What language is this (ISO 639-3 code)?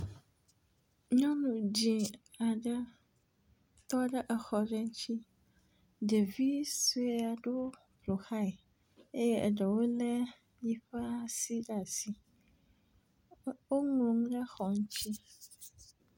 ewe